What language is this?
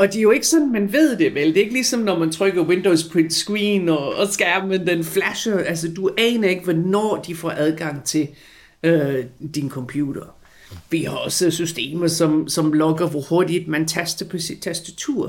Danish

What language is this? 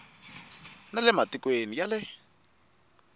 Tsonga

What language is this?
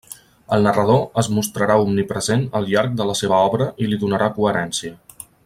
Catalan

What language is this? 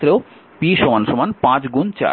Bangla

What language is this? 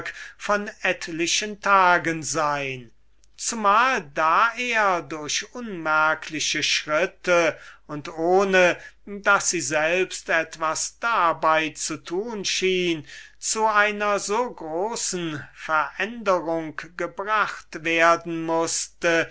German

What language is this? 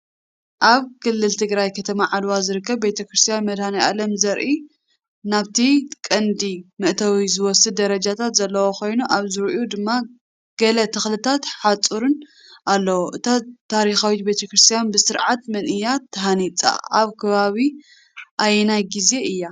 Tigrinya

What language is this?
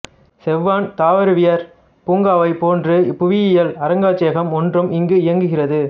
Tamil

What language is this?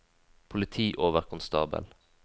Norwegian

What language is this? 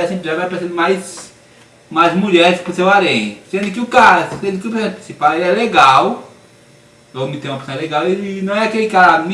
Portuguese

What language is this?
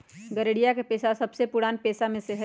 Magahi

